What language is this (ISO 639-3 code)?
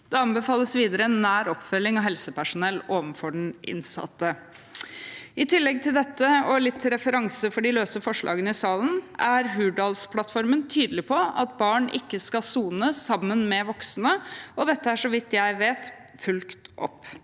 nor